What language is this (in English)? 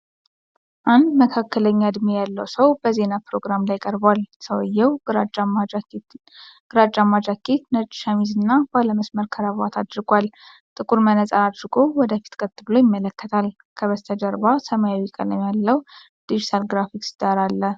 Amharic